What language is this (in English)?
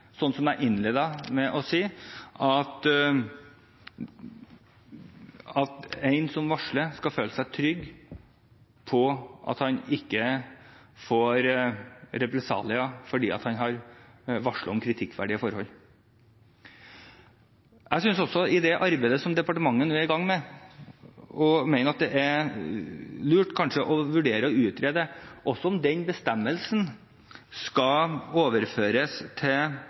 Norwegian Bokmål